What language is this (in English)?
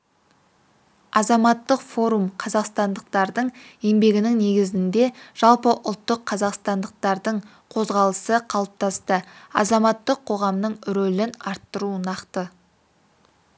Kazakh